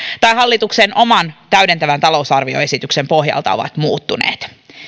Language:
Finnish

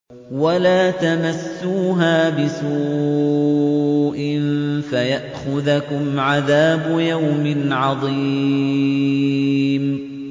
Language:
Arabic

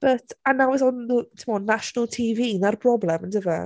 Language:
Welsh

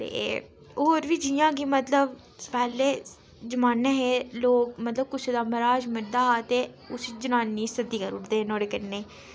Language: Dogri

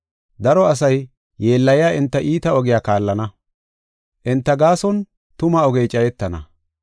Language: Gofa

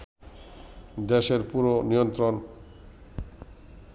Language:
Bangla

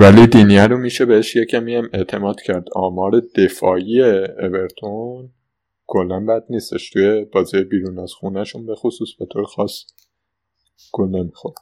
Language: Persian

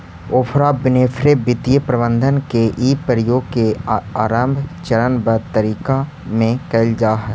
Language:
Magahi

